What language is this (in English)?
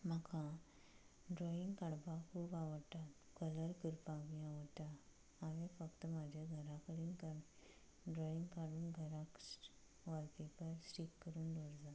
Konkani